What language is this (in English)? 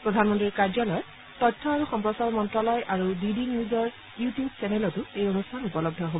Assamese